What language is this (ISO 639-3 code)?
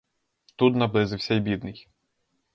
ukr